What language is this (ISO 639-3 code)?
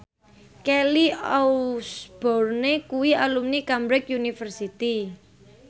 jav